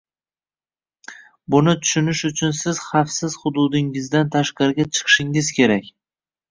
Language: Uzbek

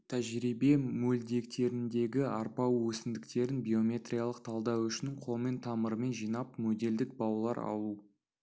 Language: Kazakh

